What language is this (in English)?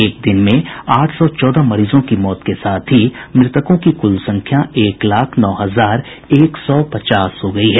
Hindi